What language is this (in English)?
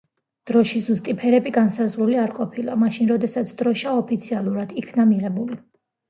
Georgian